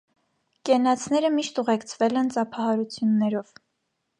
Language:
Armenian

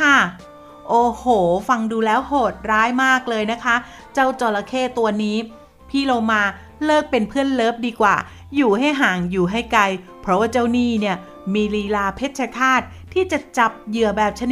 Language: Thai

